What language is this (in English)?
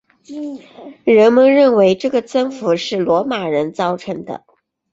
Chinese